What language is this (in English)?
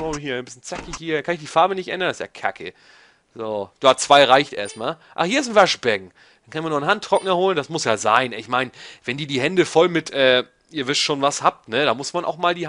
German